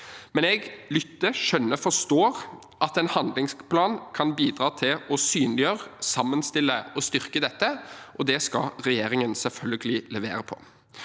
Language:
Norwegian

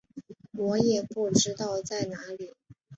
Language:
Chinese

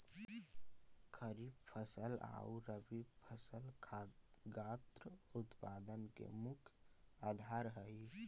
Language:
Magahi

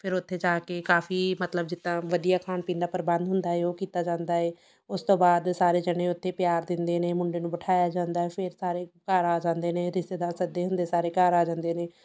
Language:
Punjabi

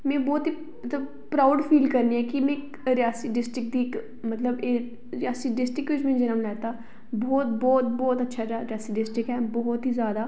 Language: Dogri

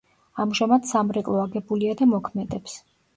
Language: Georgian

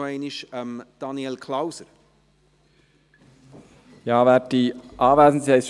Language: Swiss German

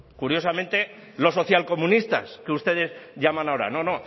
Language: Spanish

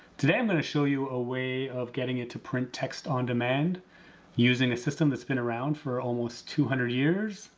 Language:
English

